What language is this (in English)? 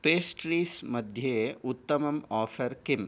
Sanskrit